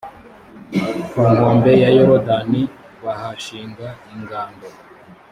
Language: Kinyarwanda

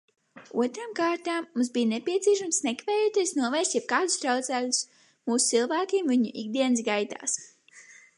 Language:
Latvian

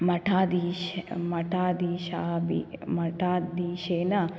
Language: Sanskrit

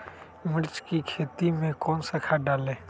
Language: Magahi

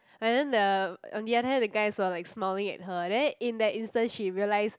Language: English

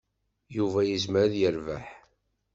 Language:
Kabyle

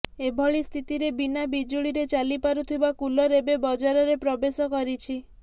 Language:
Odia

